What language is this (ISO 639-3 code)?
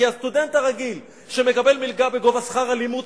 heb